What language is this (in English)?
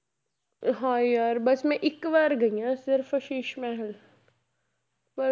Punjabi